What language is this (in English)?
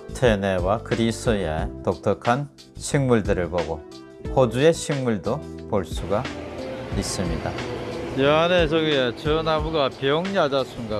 Korean